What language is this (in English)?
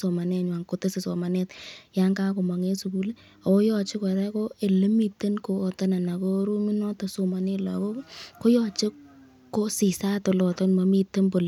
Kalenjin